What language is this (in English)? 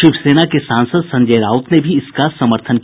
Hindi